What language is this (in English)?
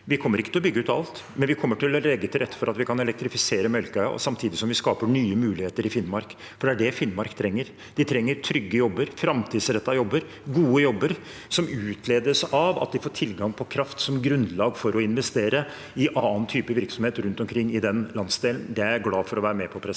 Norwegian